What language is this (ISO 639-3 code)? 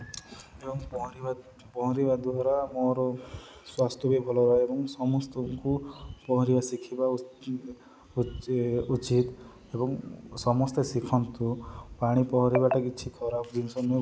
ori